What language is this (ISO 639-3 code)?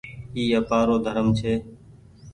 gig